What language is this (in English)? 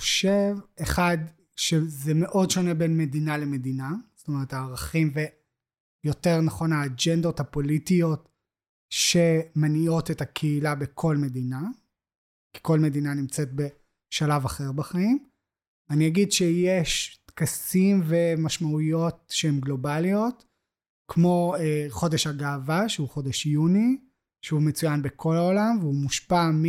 Hebrew